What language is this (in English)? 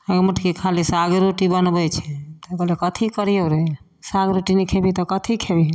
Maithili